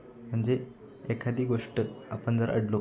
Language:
Marathi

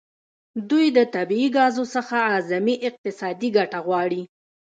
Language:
Pashto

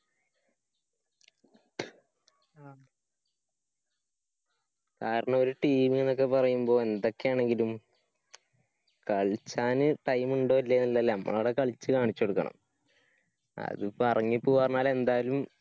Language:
Malayalam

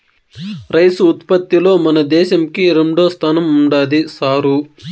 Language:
Telugu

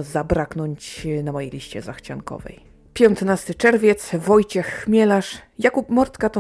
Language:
Polish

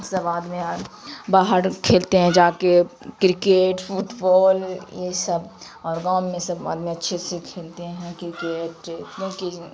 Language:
Urdu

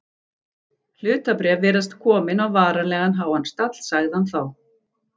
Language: Icelandic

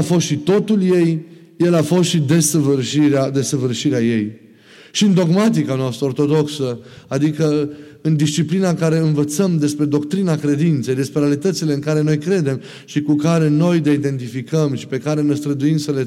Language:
Romanian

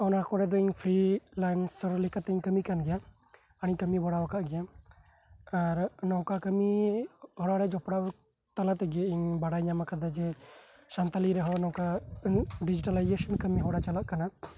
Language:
Santali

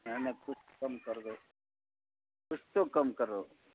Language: Urdu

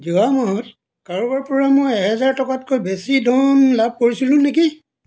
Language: Assamese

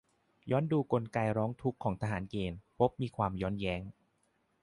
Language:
Thai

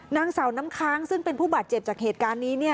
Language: Thai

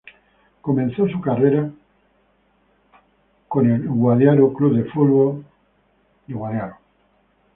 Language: Spanish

